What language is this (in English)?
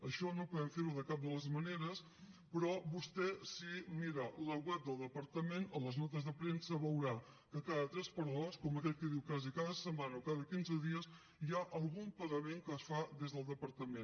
Catalan